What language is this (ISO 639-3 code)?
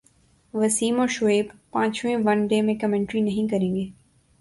urd